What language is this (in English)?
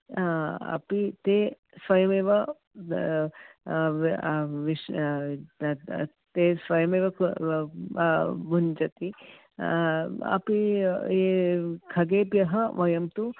Sanskrit